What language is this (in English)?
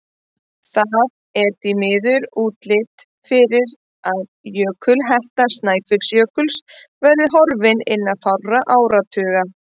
Icelandic